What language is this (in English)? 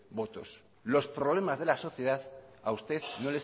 Spanish